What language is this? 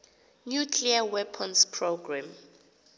Xhosa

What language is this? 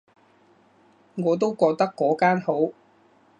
Cantonese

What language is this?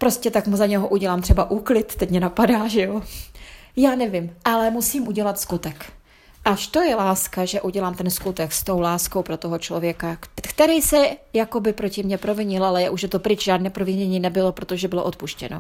Czech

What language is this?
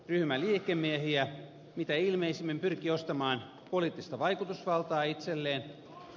Finnish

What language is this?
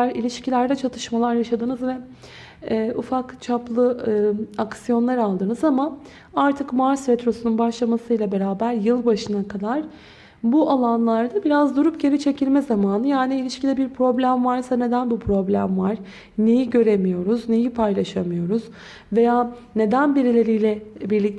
Turkish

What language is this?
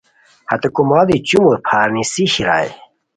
Khowar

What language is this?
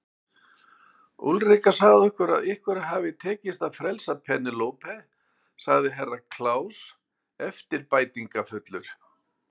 Icelandic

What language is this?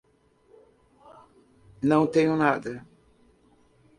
Portuguese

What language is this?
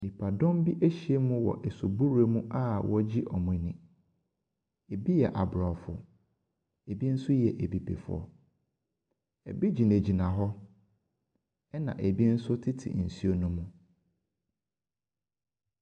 Akan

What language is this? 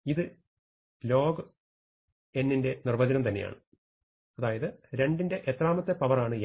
Malayalam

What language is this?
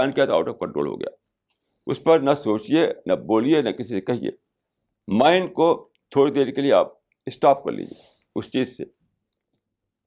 Urdu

